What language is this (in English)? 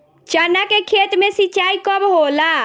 Bhojpuri